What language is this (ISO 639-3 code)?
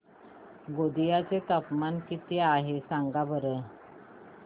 mar